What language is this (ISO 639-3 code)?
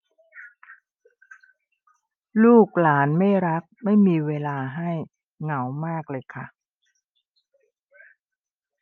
tha